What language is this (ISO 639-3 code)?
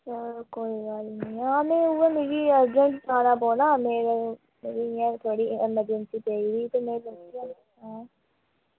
doi